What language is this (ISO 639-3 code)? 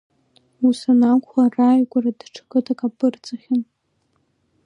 abk